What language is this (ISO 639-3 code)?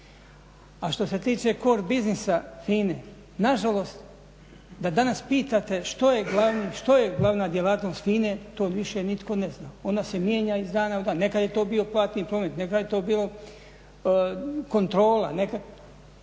hrv